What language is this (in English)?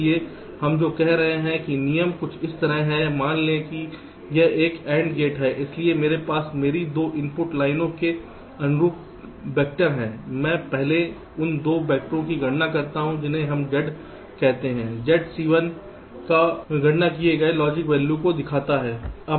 Hindi